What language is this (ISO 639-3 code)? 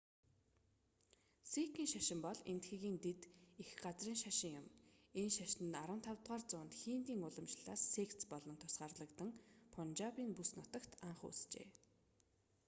mon